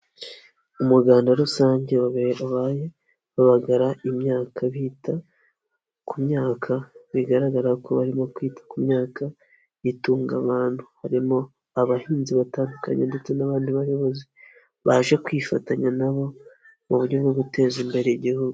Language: Kinyarwanda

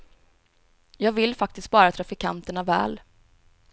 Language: Swedish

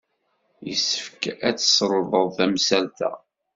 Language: Kabyle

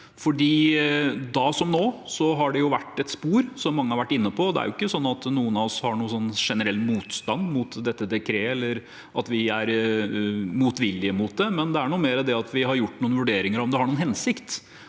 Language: Norwegian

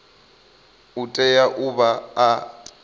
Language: Venda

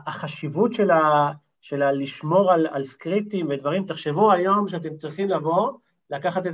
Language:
Hebrew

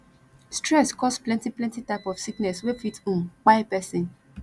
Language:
Nigerian Pidgin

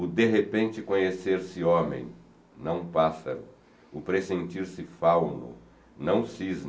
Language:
Portuguese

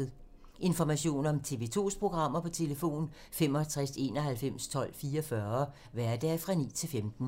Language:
Danish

